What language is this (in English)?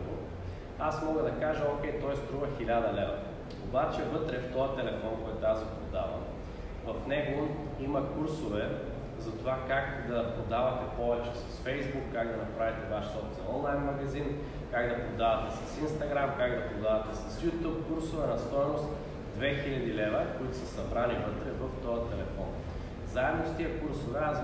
Bulgarian